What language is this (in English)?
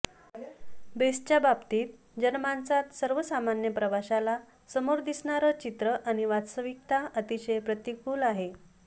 Marathi